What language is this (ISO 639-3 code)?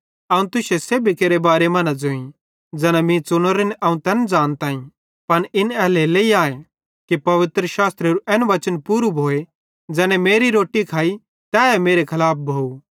bhd